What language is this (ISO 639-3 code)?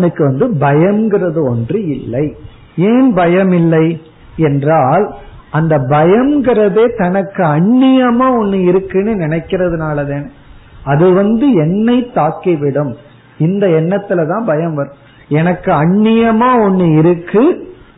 tam